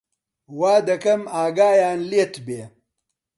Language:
Central Kurdish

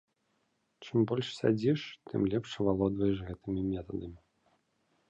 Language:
Belarusian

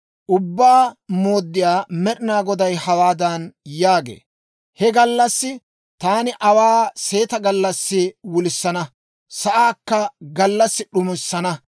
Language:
Dawro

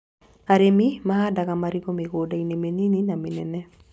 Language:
Kikuyu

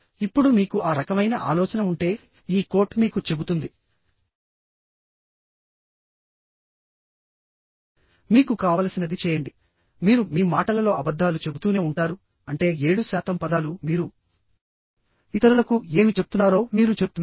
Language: Telugu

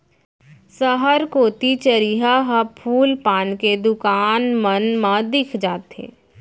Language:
Chhattisgarhi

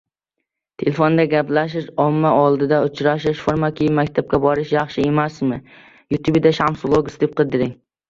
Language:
Uzbek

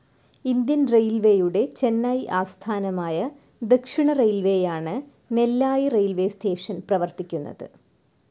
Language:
Malayalam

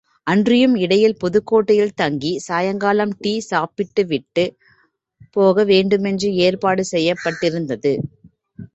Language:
Tamil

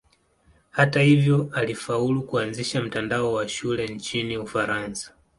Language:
Swahili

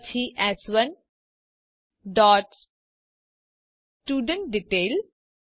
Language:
Gujarati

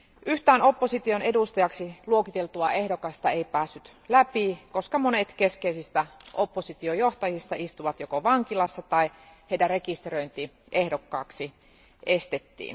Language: Finnish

